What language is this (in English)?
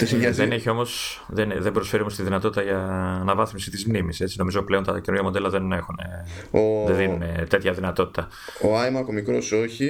Greek